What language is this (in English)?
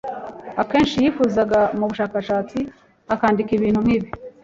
Kinyarwanda